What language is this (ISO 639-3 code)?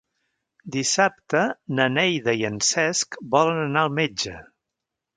cat